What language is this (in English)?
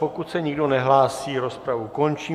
Czech